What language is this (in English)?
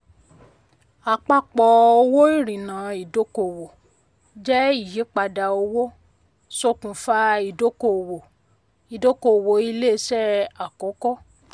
Yoruba